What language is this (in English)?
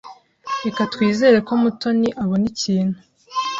Kinyarwanda